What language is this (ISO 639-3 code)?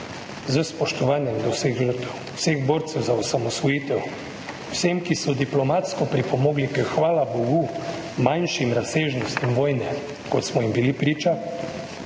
slv